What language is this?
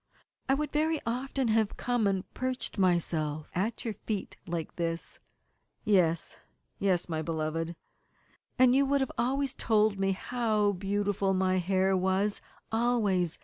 English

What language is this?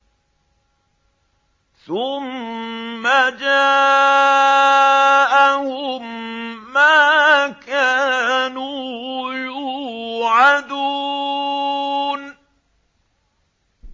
Arabic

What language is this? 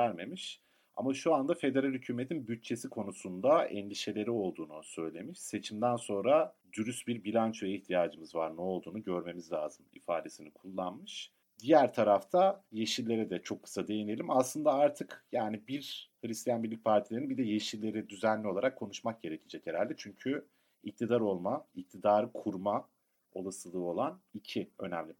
Turkish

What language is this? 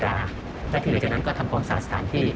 Thai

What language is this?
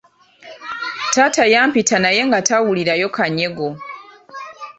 Ganda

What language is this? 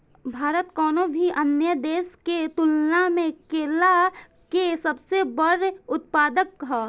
Bhojpuri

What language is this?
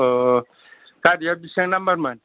Bodo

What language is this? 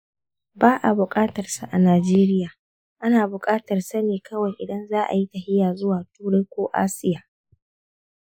Hausa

